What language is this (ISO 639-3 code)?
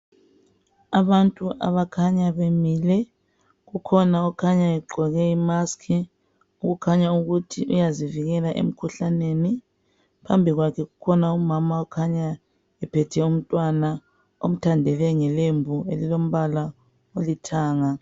nde